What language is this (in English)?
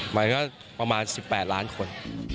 Thai